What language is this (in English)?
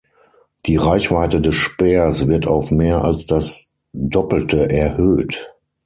German